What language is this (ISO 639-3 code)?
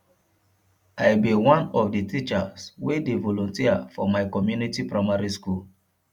pcm